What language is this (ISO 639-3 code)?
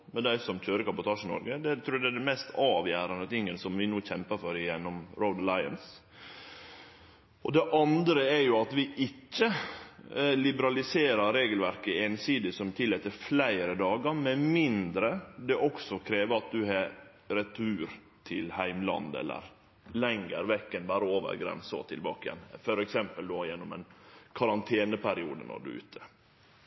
nno